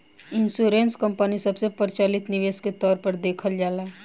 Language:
Bhojpuri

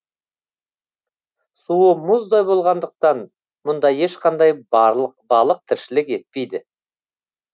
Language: Kazakh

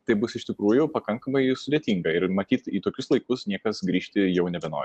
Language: Lithuanian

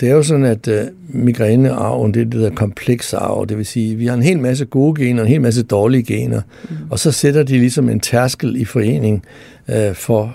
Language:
Danish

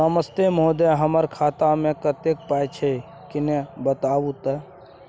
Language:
Maithili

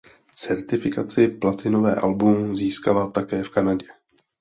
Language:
Czech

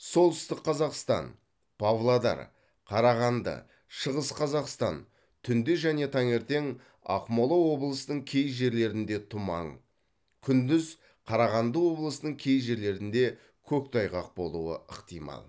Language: Kazakh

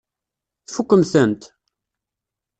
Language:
Kabyle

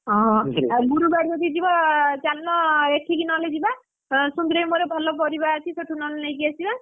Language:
Odia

